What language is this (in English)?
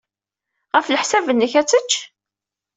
Kabyle